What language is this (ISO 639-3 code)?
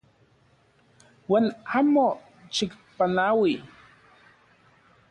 ncx